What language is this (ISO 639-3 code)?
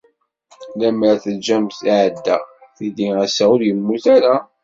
kab